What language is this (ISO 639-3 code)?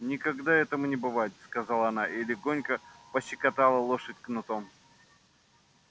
rus